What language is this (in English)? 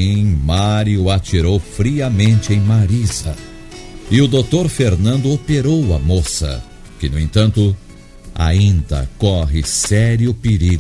Portuguese